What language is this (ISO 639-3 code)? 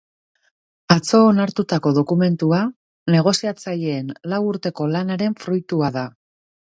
eus